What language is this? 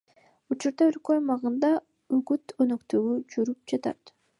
Kyrgyz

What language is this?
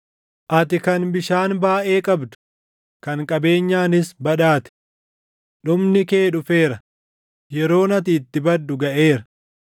Oromo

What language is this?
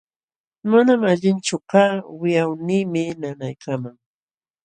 Jauja Wanca Quechua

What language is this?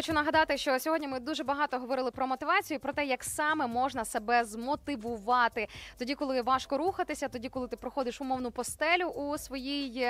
Ukrainian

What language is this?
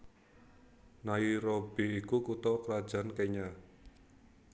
Javanese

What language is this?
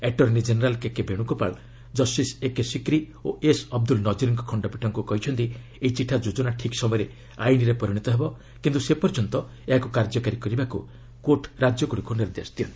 Odia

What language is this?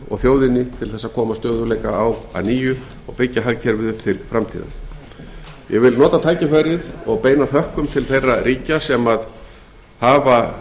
Icelandic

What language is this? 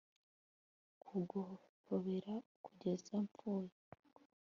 Kinyarwanda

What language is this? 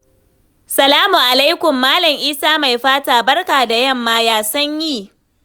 Hausa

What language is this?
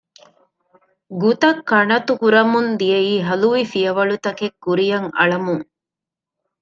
Divehi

